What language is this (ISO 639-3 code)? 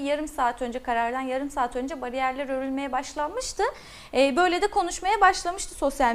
tur